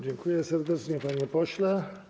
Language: Polish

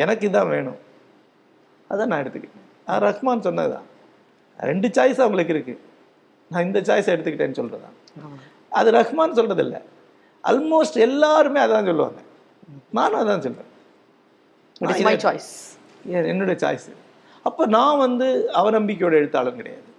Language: Tamil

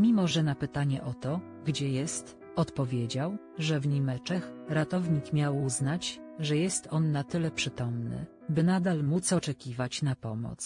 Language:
Polish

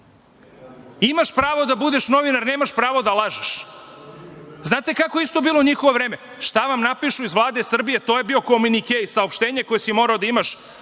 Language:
Serbian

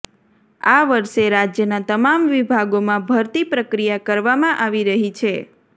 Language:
Gujarati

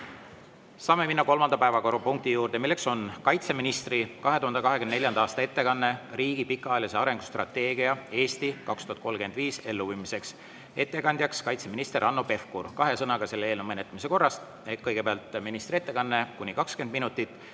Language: Estonian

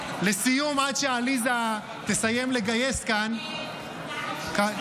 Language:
Hebrew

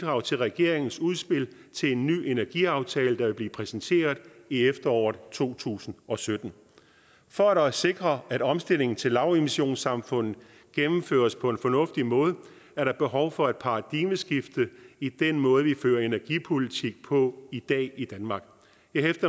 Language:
Danish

